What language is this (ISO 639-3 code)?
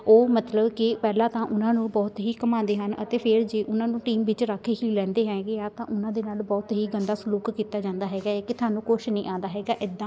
pan